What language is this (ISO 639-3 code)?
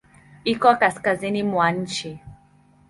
swa